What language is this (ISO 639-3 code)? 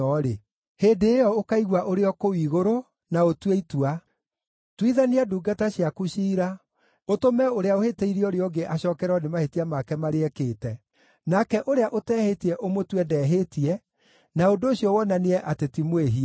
kik